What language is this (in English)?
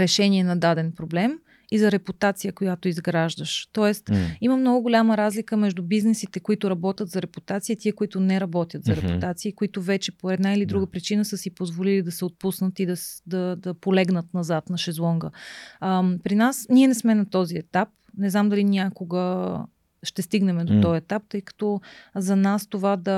Bulgarian